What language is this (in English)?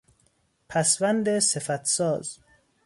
Persian